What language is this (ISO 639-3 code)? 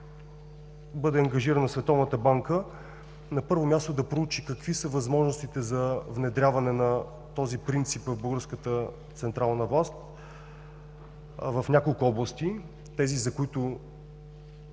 bul